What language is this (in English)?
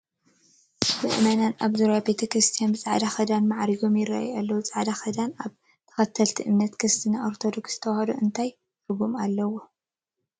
Tigrinya